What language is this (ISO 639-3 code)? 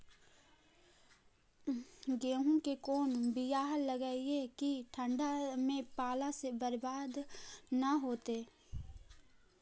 mag